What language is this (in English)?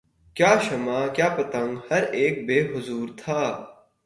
Urdu